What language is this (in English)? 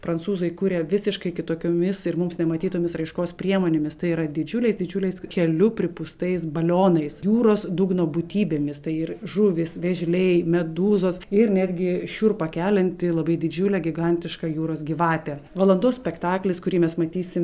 Lithuanian